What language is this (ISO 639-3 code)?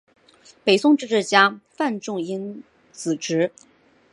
zho